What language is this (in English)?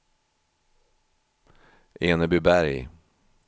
Swedish